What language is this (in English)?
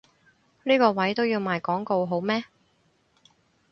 Cantonese